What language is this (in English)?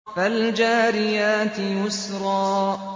Arabic